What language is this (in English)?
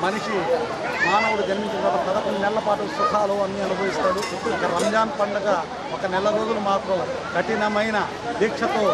Telugu